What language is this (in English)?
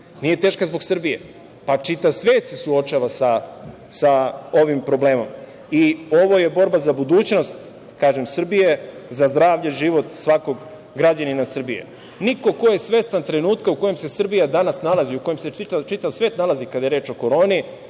Serbian